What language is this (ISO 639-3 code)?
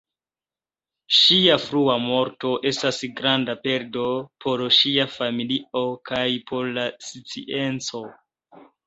epo